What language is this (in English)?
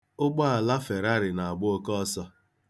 Igbo